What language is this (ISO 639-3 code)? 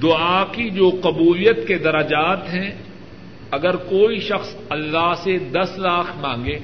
urd